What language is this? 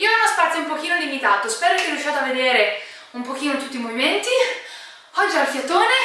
Italian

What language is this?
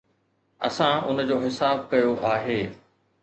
Sindhi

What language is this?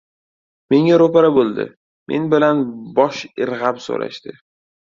Uzbek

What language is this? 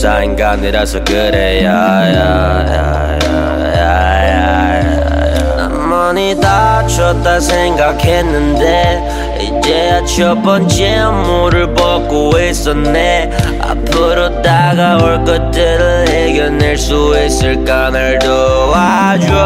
Korean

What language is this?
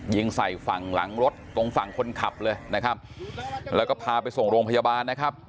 Thai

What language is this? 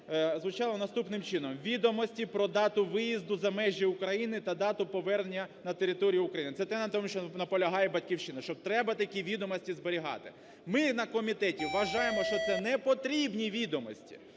Ukrainian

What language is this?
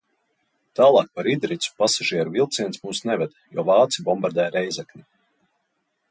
Latvian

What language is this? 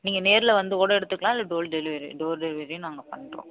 Tamil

